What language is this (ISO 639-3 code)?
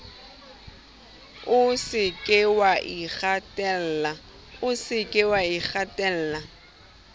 sot